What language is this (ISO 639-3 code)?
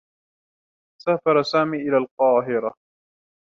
ara